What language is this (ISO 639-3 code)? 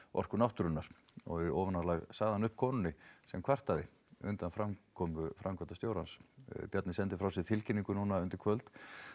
isl